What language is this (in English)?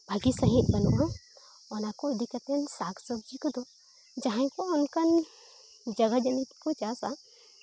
Santali